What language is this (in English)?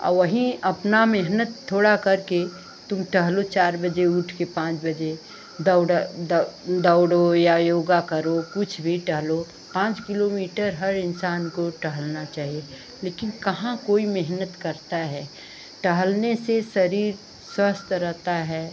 Hindi